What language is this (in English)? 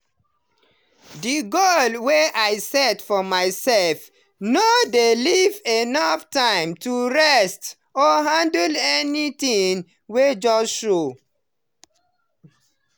Nigerian Pidgin